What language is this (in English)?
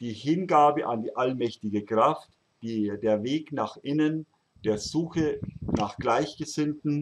German